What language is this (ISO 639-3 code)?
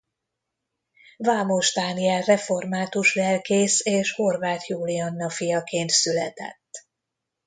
hun